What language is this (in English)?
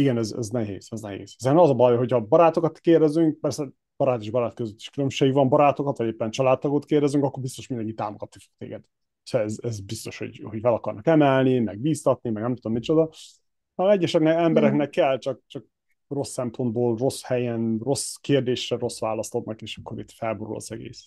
Hungarian